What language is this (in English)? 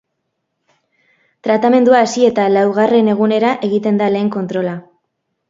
Basque